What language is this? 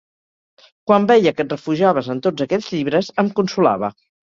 Catalan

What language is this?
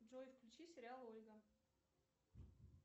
Russian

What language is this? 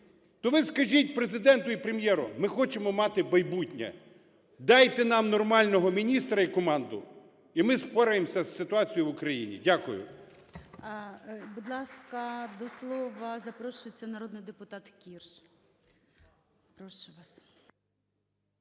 Ukrainian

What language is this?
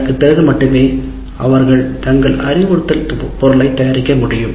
Tamil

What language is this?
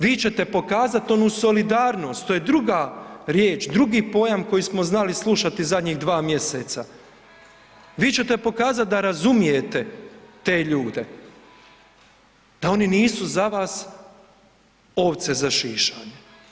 Croatian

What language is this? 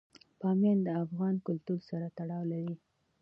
Pashto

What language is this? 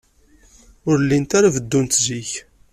Kabyle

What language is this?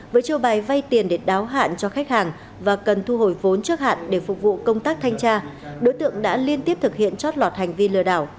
Vietnamese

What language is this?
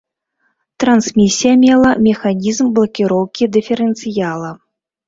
Belarusian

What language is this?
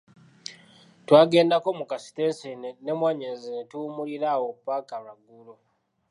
Ganda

